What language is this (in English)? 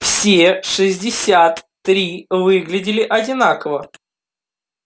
Russian